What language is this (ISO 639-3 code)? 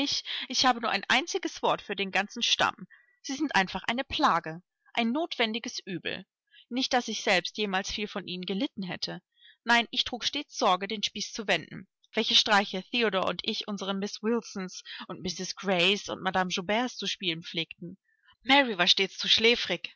deu